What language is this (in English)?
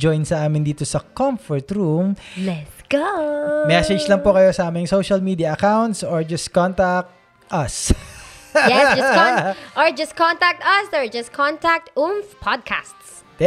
Filipino